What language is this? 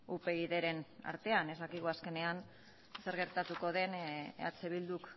Basque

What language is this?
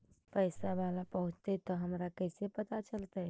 Magahi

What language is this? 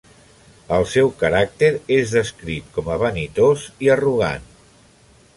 Catalan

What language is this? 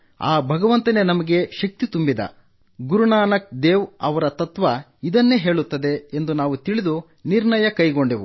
Kannada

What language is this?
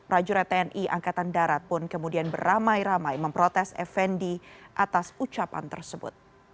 Indonesian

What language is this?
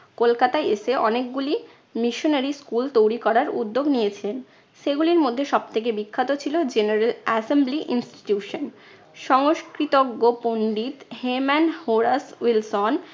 Bangla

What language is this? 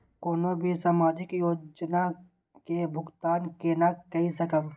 Maithili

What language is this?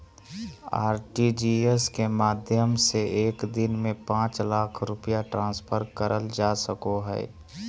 Magahi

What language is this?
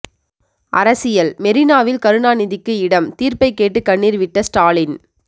Tamil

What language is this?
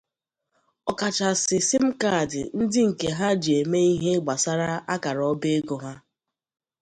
Igbo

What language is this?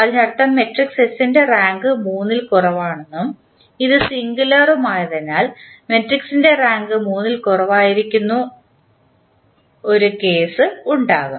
Malayalam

